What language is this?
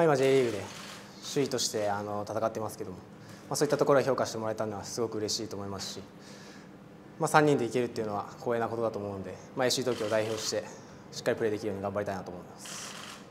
Japanese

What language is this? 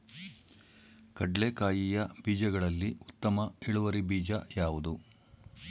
Kannada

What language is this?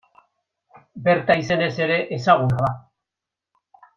Basque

